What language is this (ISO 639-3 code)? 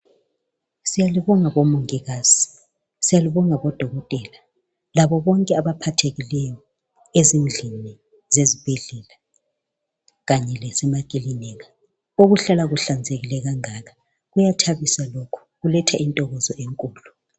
nde